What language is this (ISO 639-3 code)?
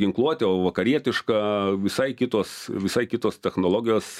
lit